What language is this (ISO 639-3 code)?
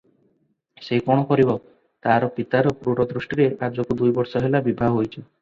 ori